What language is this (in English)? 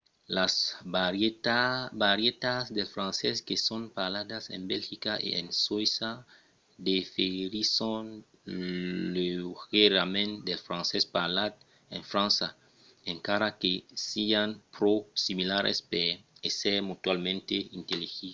Occitan